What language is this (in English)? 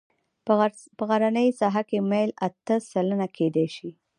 Pashto